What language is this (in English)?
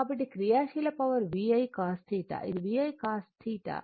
Telugu